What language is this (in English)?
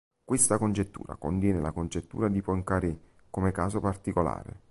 Italian